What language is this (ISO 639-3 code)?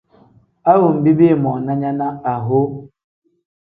kdh